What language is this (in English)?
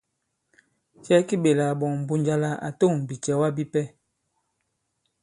Bankon